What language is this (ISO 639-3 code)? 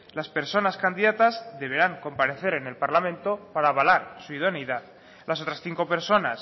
spa